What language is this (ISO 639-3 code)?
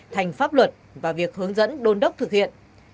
vie